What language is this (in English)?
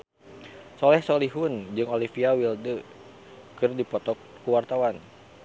Sundanese